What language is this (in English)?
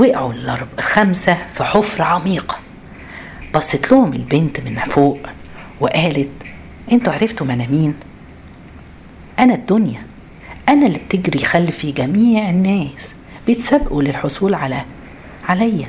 Arabic